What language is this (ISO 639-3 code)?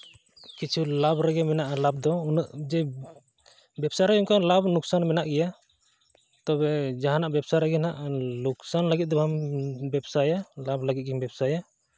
sat